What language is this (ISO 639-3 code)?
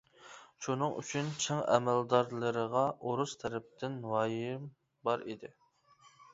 uig